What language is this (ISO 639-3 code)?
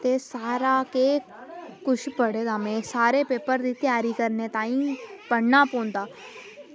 doi